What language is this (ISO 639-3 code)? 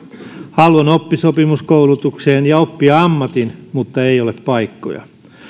fin